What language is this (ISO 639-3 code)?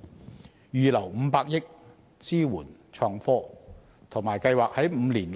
yue